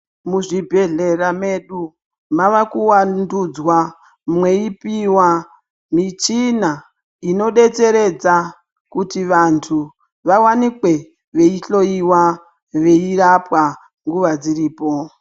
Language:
Ndau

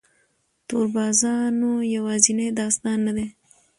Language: Pashto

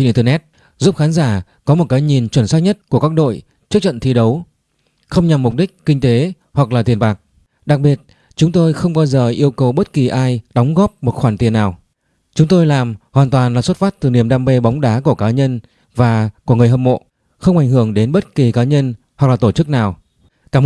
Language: Vietnamese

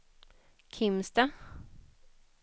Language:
Swedish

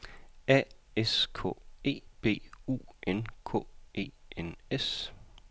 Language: Danish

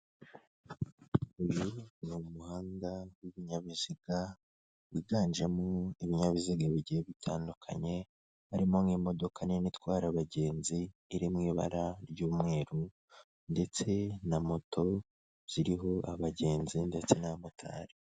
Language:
Kinyarwanda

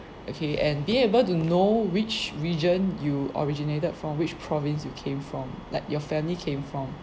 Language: English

